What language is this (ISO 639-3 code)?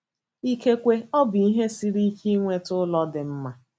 ibo